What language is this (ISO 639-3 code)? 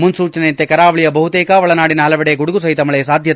kan